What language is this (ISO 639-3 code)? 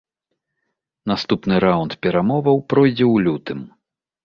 bel